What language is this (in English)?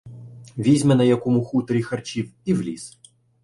Ukrainian